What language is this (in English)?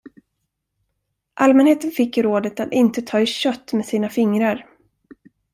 Swedish